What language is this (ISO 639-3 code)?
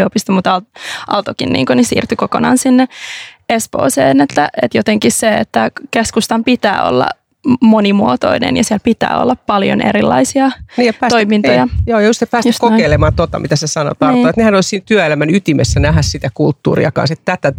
fin